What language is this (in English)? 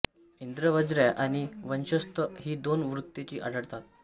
Marathi